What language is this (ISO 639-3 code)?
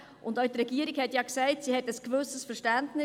gsw